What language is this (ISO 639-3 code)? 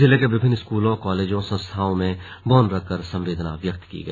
hin